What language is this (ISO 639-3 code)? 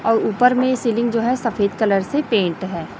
hin